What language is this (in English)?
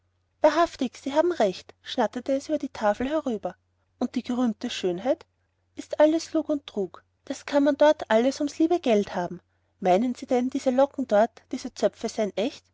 German